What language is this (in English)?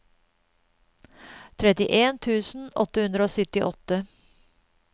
Norwegian